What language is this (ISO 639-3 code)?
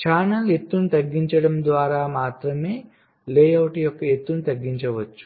tel